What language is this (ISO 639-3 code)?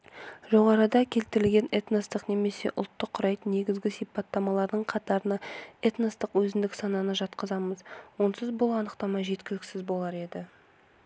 kaz